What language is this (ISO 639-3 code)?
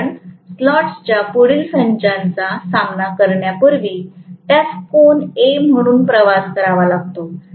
mar